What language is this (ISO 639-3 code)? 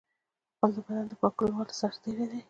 pus